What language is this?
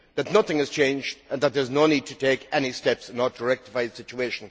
English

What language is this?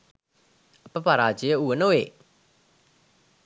Sinhala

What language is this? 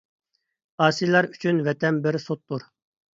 Uyghur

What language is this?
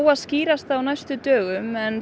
Icelandic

